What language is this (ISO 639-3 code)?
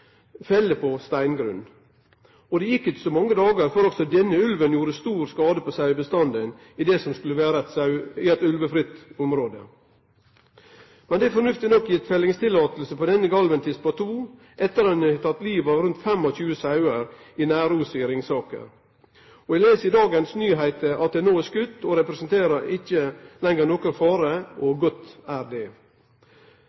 nno